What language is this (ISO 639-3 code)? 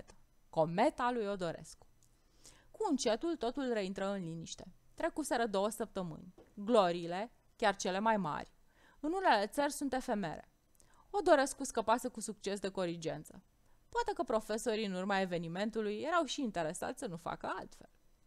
ron